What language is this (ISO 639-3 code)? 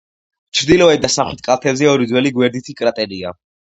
kat